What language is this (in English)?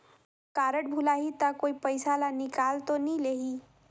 Chhattisgarhi